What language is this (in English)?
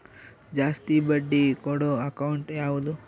Kannada